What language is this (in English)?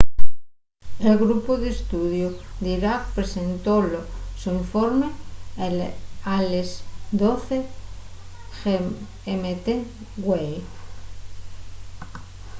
Asturian